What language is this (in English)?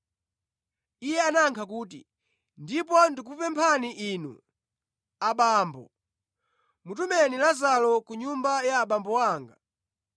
Nyanja